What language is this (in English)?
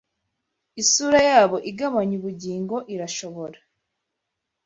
Kinyarwanda